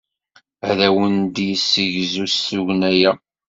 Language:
Kabyle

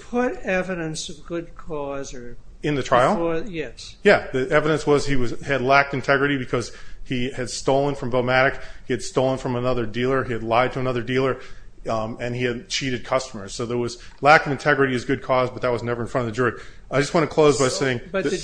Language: English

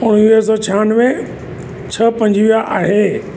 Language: Sindhi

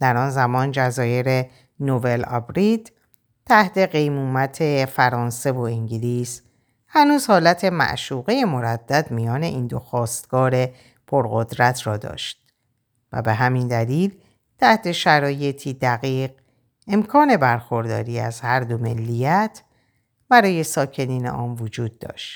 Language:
Persian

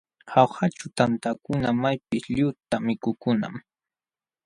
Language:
Jauja Wanca Quechua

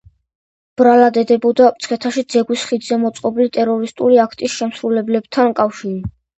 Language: Georgian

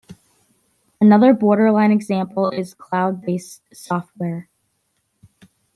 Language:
English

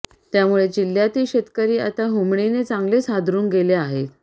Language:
Marathi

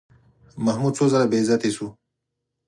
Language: Pashto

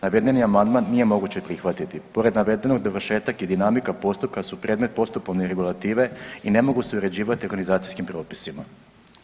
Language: Croatian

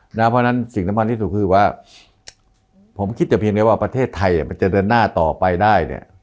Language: Thai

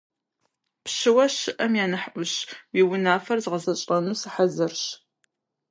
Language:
Kabardian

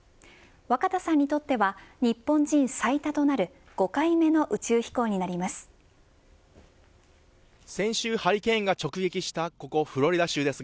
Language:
Japanese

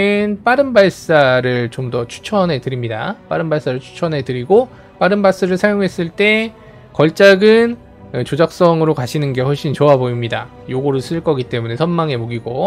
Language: Korean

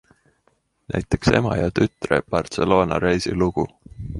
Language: Estonian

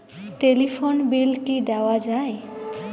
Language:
Bangla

